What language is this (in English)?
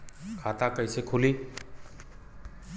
Bhojpuri